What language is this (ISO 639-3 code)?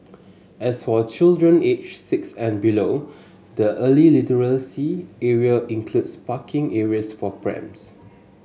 eng